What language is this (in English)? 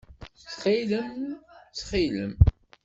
Kabyle